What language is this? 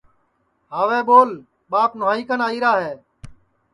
Sansi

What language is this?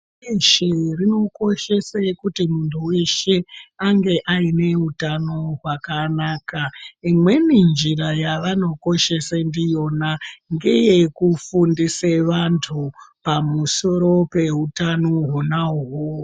Ndau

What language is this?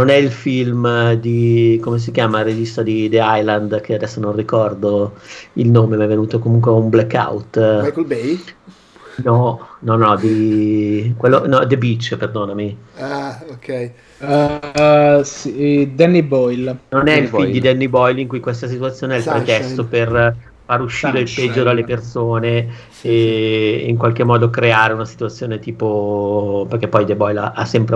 Italian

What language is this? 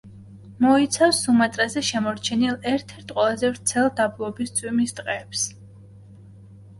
Georgian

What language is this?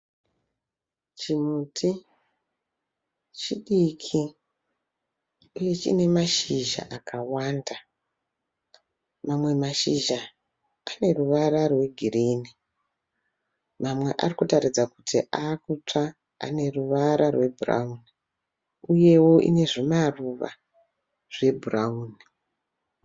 Shona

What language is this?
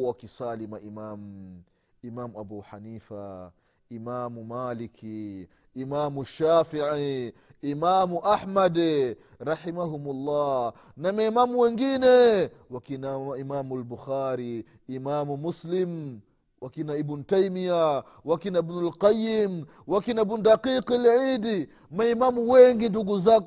Swahili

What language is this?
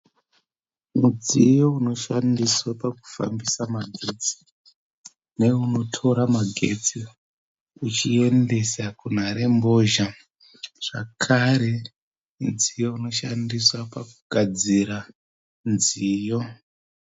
Shona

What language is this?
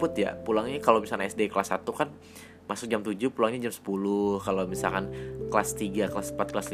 Indonesian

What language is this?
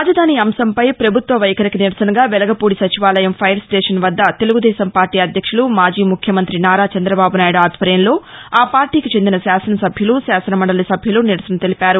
Telugu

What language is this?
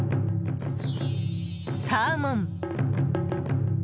Japanese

